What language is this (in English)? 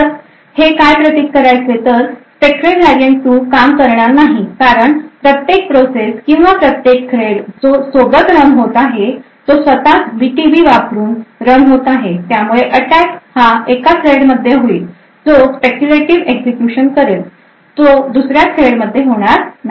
Marathi